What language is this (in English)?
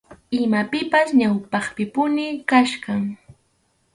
Arequipa-La Unión Quechua